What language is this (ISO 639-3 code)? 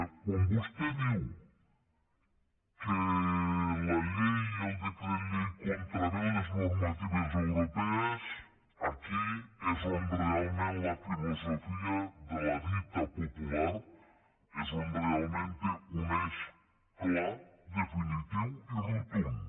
cat